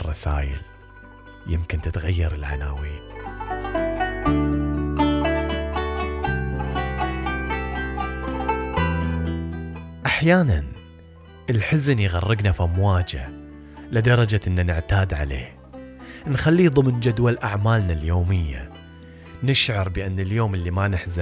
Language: Arabic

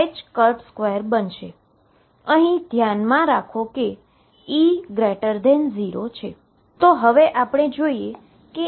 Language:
Gujarati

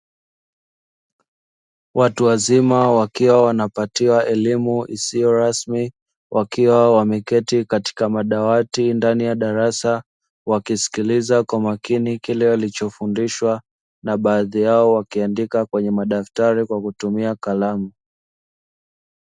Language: Swahili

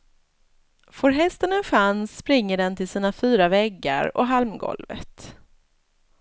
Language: Swedish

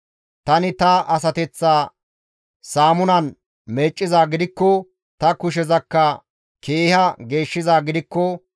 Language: Gamo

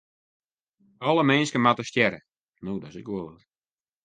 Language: Western Frisian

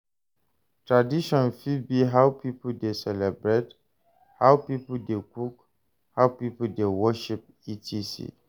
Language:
Nigerian Pidgin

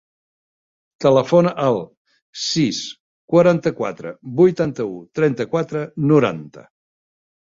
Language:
Catalan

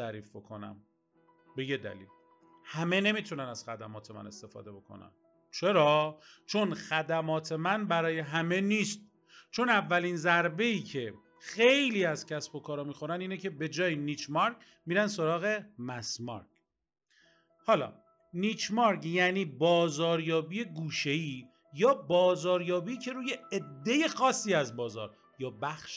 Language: Persian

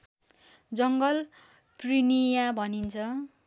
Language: Nepali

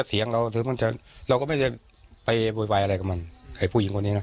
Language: Thai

